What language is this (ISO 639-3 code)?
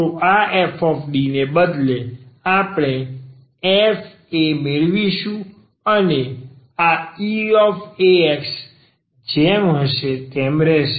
guj